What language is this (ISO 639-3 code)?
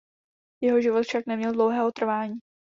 ces